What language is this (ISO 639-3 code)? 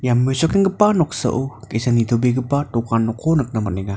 grt